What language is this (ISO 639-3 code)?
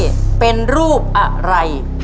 tha